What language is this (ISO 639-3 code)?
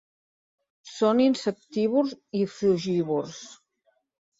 cat